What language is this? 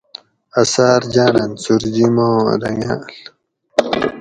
Gawri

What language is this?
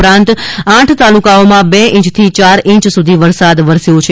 Gujarati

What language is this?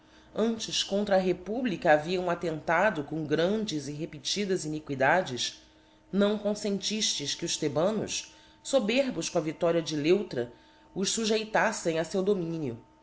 Portuguese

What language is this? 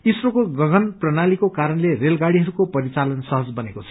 Nepali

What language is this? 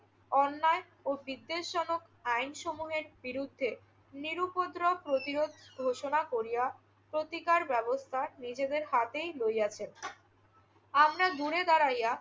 Bangla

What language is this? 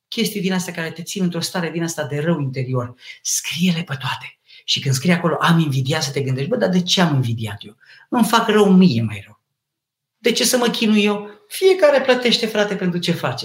Romanian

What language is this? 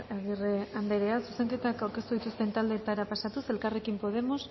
Basque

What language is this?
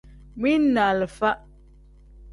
Tem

